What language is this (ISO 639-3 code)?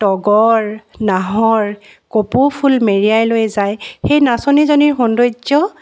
asm